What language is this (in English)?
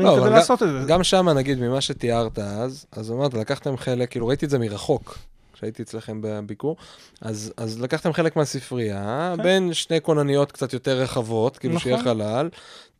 Hebrew